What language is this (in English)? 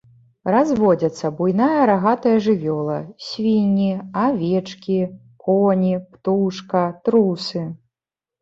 Belarusian